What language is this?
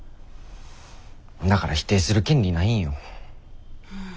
Japanese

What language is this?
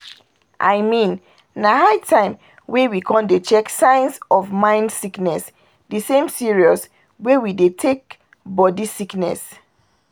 Nigerian Pidgin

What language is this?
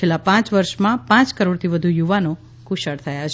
Gujarati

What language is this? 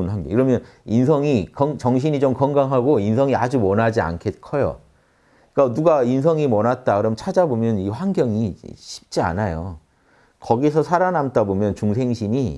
Korean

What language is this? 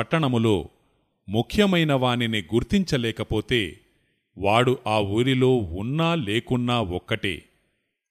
Telugu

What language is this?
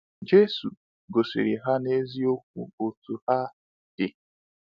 Igbo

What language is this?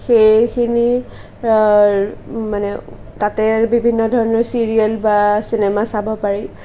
Assamese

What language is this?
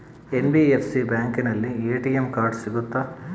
Kannada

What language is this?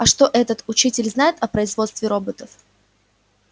Russian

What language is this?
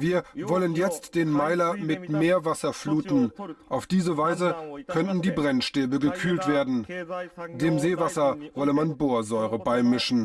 German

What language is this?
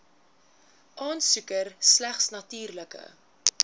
Afrikaans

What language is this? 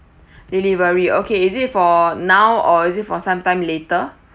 English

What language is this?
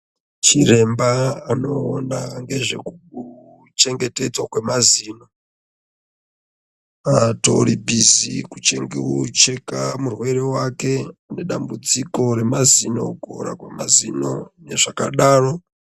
Ndau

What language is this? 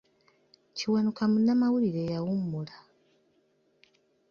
Ganda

